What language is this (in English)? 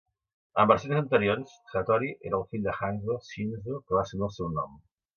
Catalan